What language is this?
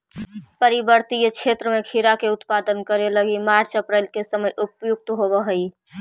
Magahi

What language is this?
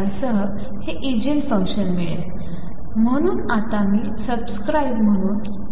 Marathi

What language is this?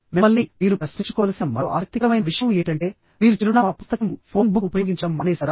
Telugu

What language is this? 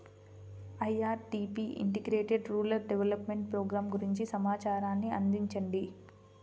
Telugu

